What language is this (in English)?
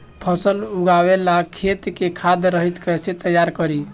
Bhojpuri